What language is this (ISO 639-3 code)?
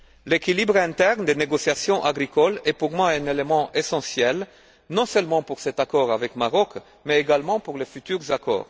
fra